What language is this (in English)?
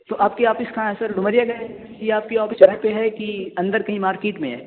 Urdu